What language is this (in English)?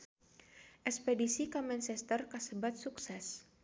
Sundanese